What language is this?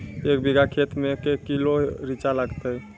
Maithili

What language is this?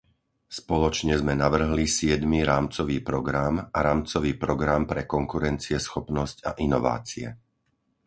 Slovak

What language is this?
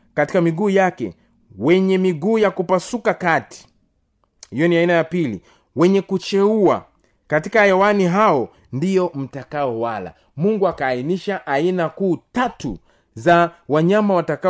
Swahili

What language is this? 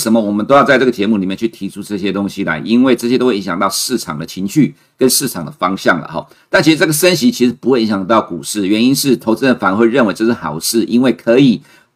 Chinese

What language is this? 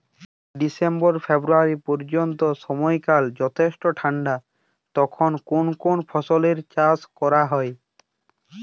Bangla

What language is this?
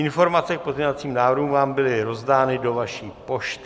Czech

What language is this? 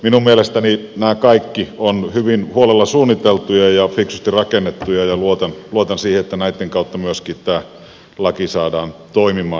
Finnish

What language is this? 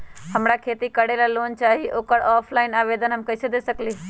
Magahi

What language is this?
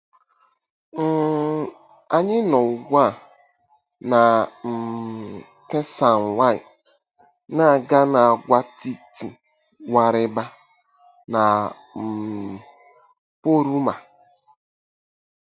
Igbo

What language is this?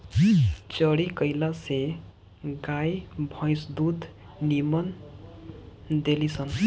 Bhojpuri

